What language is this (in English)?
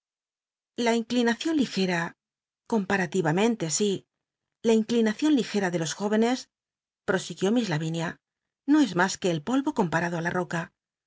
Spanish